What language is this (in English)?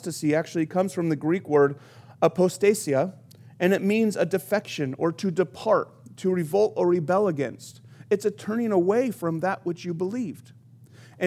English